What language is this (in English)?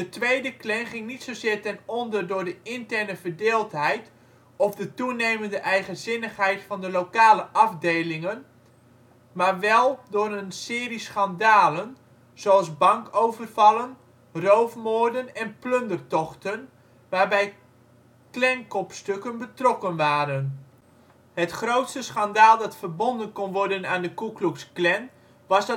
Dutch